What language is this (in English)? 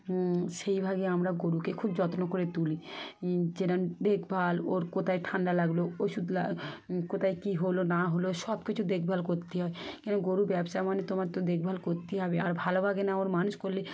Bangla